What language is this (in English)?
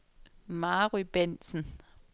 Danish